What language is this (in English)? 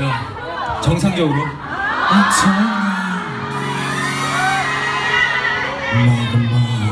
Korean